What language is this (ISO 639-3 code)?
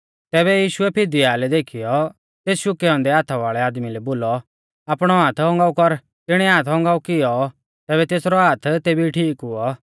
bfz